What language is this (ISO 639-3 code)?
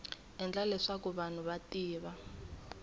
tso